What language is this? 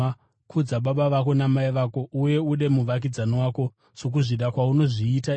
Shona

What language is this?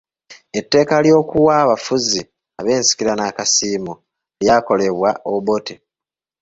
Ganda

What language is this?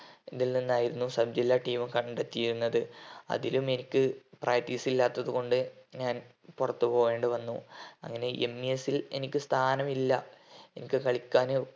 Malayalam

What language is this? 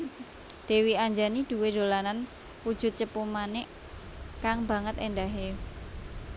Javanese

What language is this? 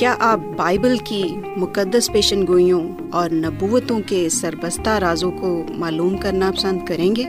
Urdu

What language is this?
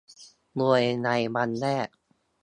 Thai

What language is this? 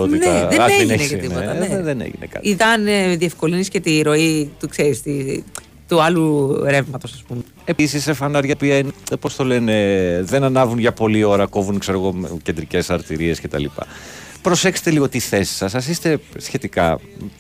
Greek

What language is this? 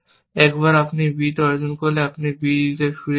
Bangla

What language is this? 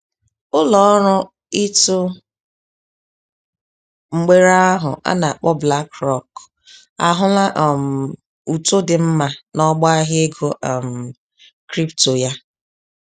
Igbo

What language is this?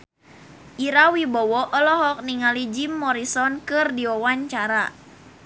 Sundanese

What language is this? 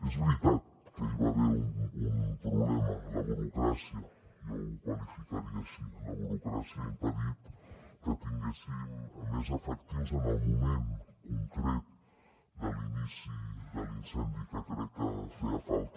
Catalan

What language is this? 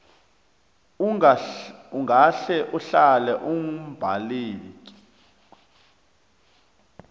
South Ndebele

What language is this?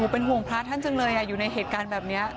Thai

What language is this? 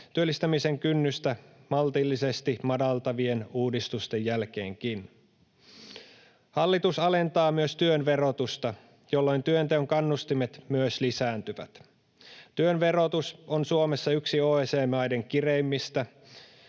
Finnish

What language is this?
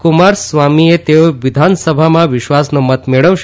Gujarati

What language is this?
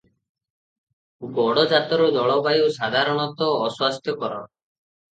Odia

